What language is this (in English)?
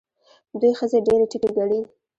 Pashto